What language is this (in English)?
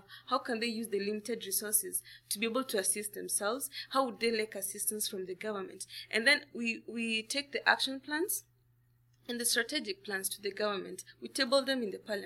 English